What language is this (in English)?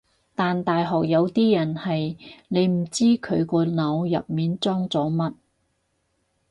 Cantonese